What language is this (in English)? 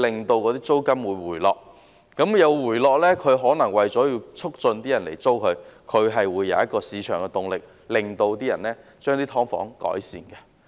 Cantonese